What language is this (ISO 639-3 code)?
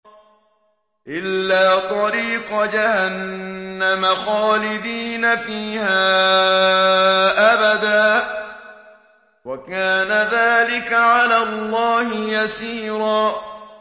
ara